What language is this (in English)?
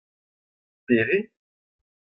Breton